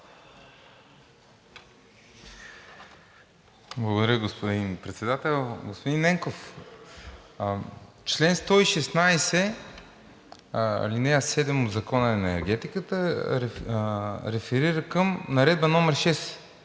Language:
Bulgarian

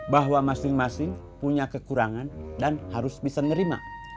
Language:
Indonesian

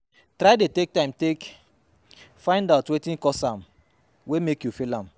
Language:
Nigerian Pidgin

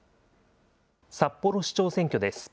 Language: Japanese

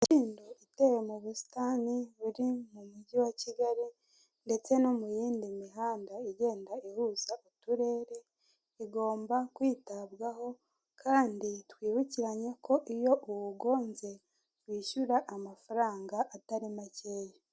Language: Kinyarwanda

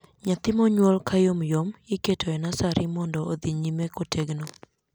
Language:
Luo (Kenya and Tanzania)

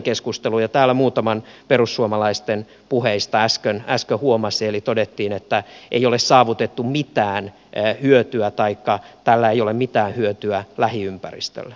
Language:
Finnish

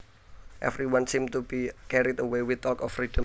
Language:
Javanese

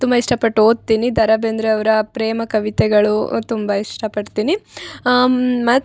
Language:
Kannada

